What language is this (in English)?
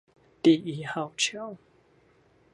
Chinese